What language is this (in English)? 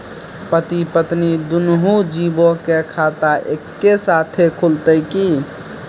Maithili